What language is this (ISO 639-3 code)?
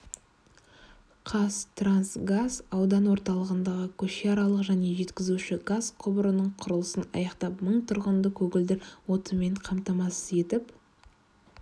kaz